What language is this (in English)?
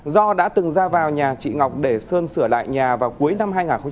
Vietnamese